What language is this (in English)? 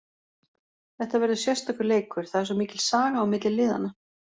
Icelandic